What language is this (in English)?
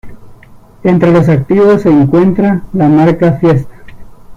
Spanish